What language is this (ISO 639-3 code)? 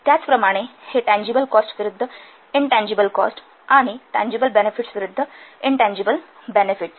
mar